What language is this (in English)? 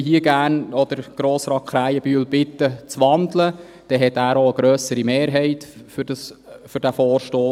Swiss German